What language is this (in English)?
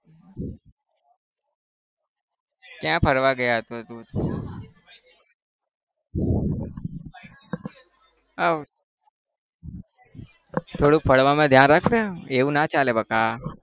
Gujarati